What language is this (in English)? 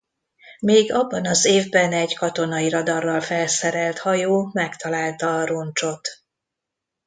Hungarian